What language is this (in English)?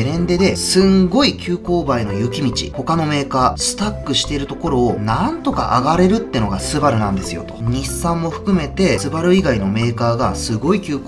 Japanese